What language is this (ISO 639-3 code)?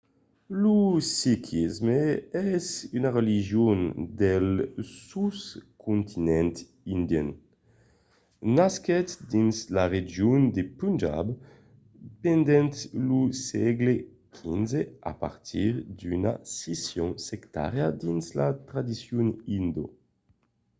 oci